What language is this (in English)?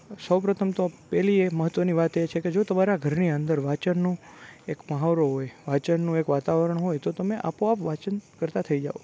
Gujarati